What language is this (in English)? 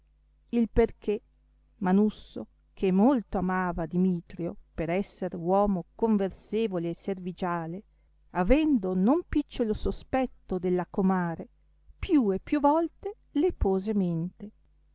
Italian